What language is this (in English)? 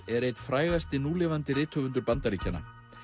Icelandic